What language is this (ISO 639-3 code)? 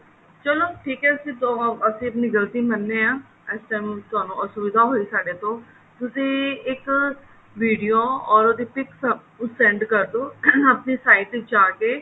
pan